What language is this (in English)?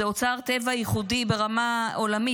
Hebrew